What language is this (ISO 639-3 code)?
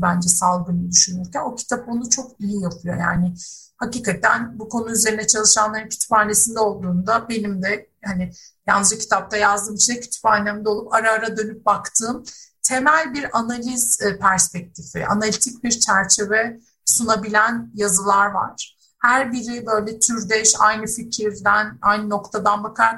tur